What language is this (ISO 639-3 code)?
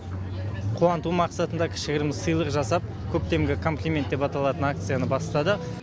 kaz